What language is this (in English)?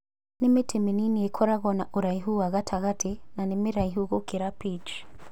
Kikuyu